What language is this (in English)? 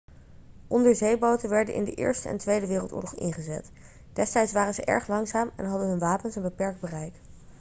Dutch